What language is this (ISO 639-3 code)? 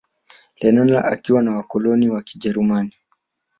swa